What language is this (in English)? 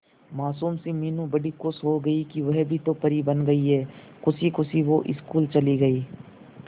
Hindi